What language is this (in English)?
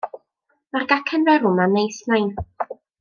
Welsh